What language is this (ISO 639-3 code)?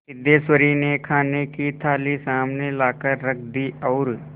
hin